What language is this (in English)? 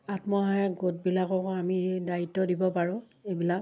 Assamese